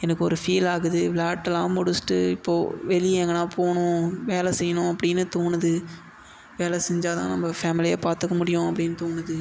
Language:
Tamil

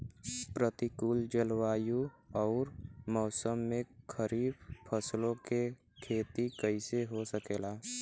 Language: Bhojpuri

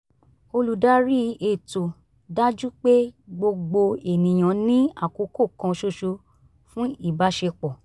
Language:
Yoruba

